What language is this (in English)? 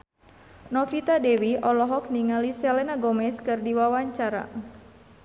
Sundanese